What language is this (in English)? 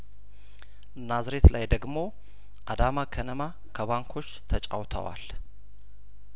Amharic